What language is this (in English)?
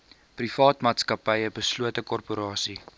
Afrikaans